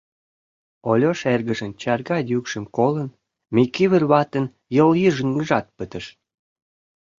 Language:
Mari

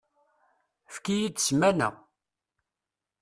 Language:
Kabyle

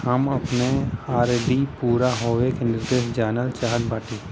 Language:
Bhojpuri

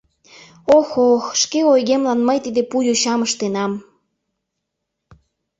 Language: Mari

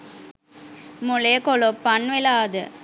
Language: Sinhala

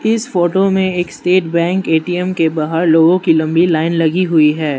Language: Hindi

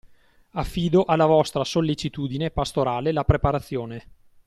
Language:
Italian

